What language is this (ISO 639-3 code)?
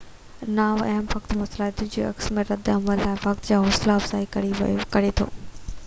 snd